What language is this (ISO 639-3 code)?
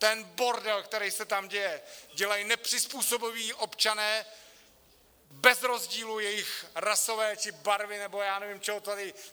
ces